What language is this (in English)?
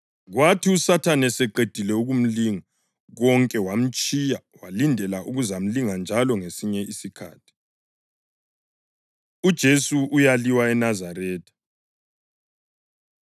North Ndebele